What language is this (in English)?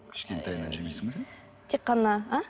Kazakh